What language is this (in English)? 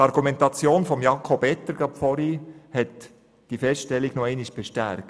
Swiss German